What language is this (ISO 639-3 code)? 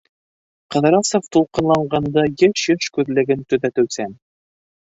bak